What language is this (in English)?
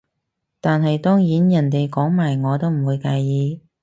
Cantonese